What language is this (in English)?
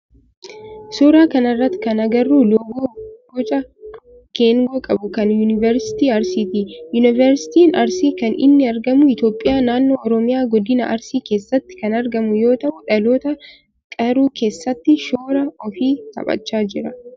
Oromo